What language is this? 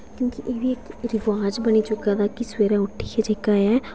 Dogri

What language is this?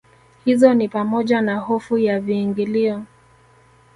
Swahili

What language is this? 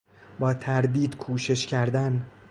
Persian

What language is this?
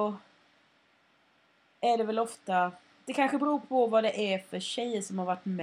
Swedish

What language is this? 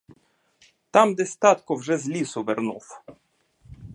Ukrainian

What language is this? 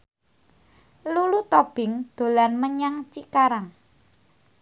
Javanese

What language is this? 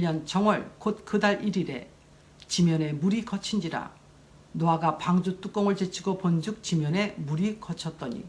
Korean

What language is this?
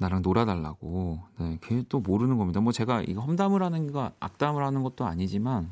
Korean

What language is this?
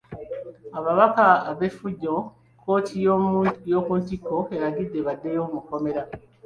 Ganda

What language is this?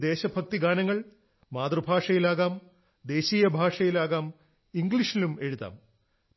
Malayalam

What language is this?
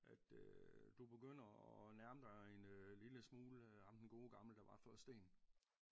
Danish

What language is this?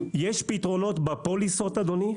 Hebrew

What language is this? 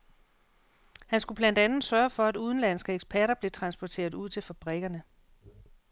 Danish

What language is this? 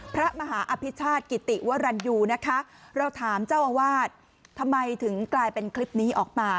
Thai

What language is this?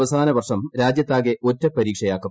Malayalam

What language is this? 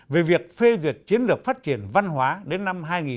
Vietnamese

